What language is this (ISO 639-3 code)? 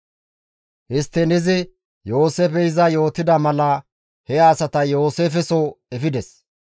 gmv